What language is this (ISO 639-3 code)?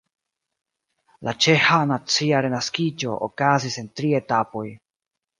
epo